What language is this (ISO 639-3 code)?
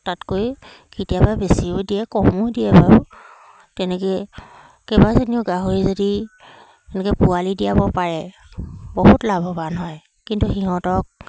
asm